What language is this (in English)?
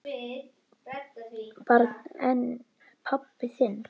Icelandic